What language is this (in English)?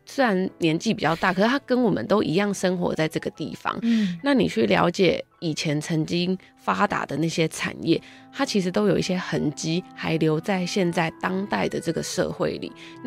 Chinese